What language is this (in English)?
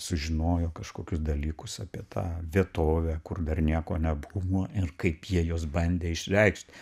Lithuanian